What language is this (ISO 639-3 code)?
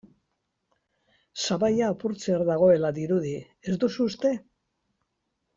eus